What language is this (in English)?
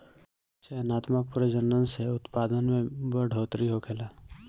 Bhojpuri